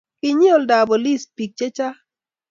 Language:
Kalenjin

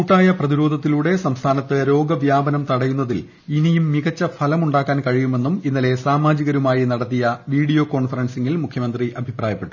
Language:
Malayalam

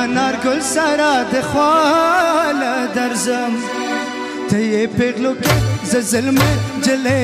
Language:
Romanian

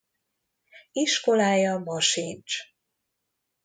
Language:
Hungarian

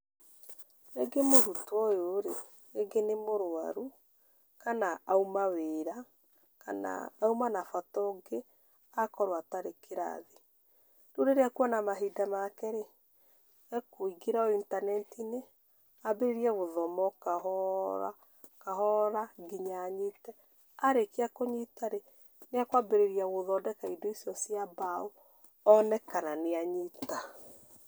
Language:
Kikuyu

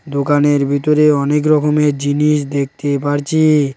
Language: Bangla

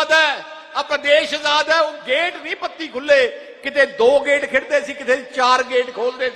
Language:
Hindi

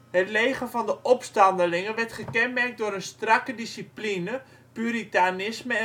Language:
Dutch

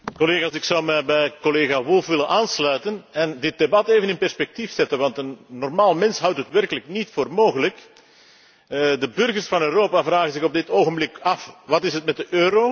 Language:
Dutch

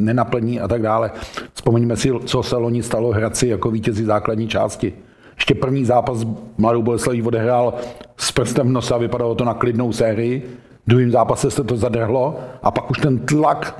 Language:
Czech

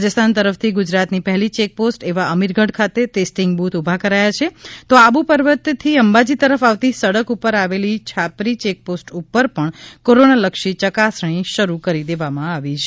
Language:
Gujarati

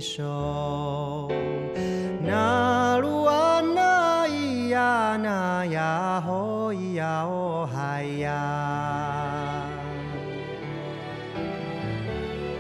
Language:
Vietnamese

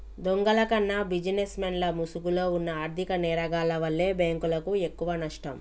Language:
Telugu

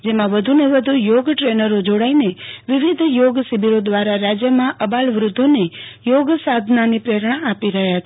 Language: Gujarati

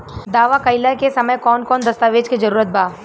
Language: Bhojpuri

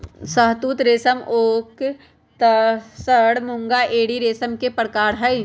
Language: Magahi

